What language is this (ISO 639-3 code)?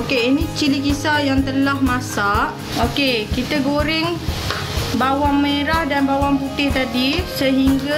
msa